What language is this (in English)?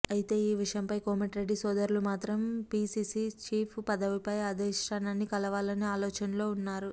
Telugu